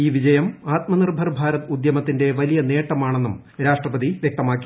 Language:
Malayalam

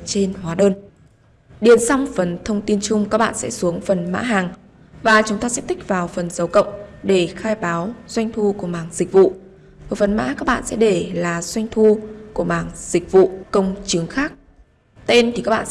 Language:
Vietnamese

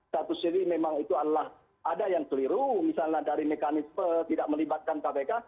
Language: Indonesian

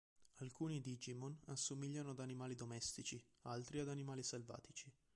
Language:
Italian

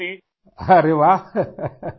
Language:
Urdu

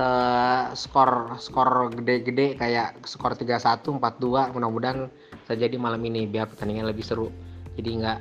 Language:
Indonesian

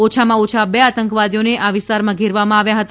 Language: Gujarati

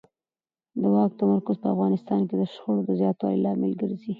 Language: Pashto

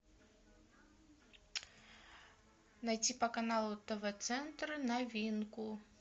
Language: Russian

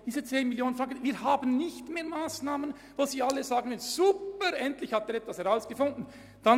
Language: Swiss German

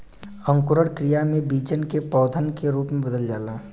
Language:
Bhojpuri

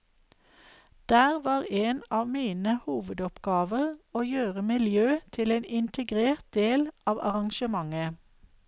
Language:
Norwegian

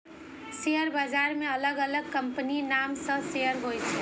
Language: Maithili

